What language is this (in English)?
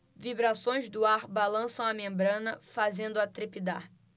Portuguese